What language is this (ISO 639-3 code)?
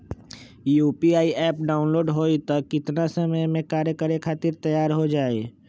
mag